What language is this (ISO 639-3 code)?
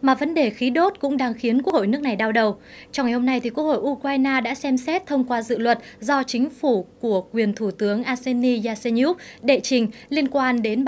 vie